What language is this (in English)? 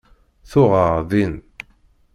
Kabyle